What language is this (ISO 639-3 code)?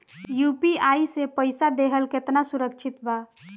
bho